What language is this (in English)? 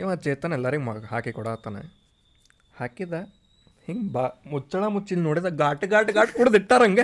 Kannada